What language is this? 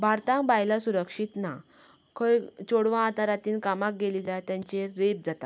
Konkani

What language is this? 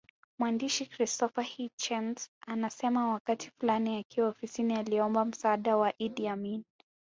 Swahili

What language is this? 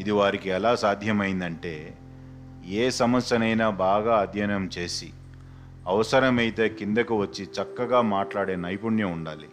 Telugu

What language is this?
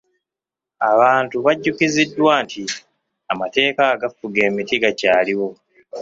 Ganda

